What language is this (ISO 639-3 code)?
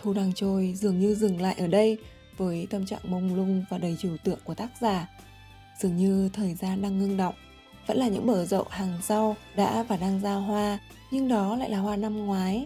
vie